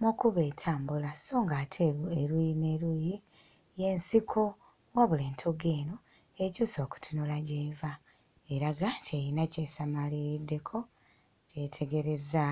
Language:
Ganda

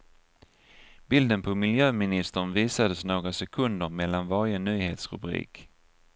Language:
Swedish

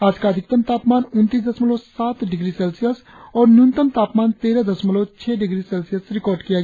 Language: Hindi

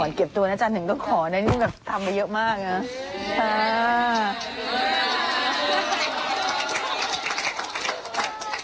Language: Thai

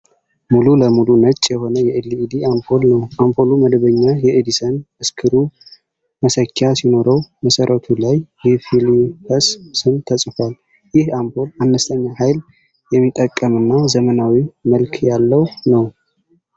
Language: Amharic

